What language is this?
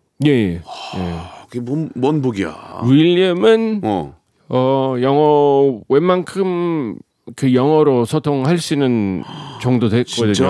Korean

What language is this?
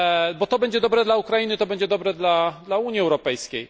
Polish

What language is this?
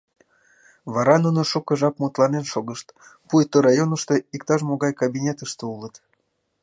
Mari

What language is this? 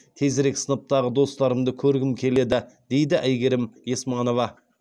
Kazakh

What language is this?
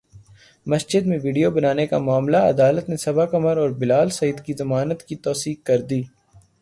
Urdu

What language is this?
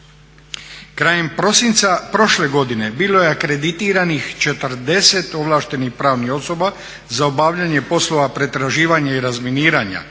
Croatian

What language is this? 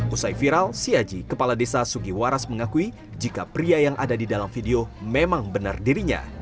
Indonesian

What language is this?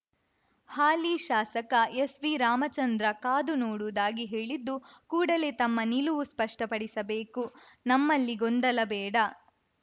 Kannada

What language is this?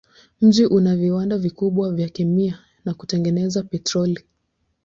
Swahili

